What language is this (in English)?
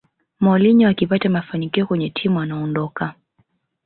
Swahili